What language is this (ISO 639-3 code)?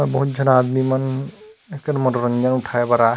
hne